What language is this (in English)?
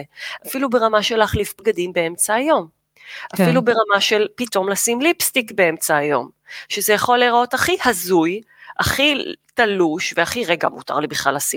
Hebrew